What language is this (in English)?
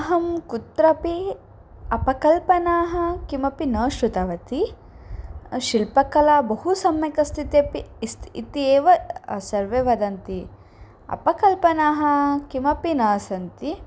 Sanskrit